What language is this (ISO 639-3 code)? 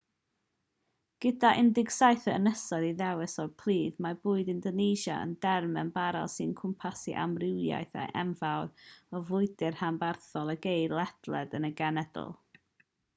cym